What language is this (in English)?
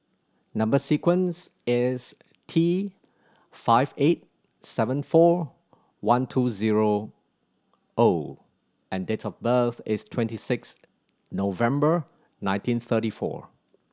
English